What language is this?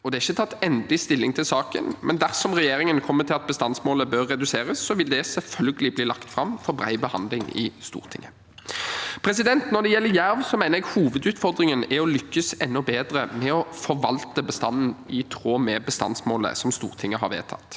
Norwegian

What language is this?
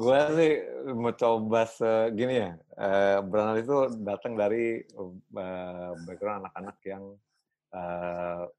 Indonesian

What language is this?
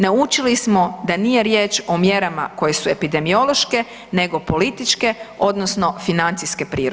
Croatian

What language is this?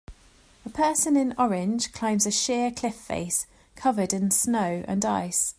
English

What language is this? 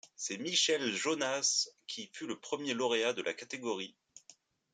French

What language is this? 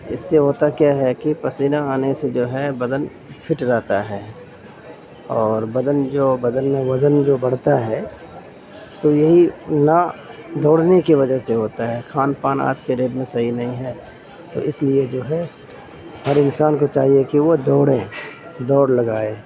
Urdu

